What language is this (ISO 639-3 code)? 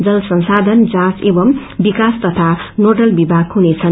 nep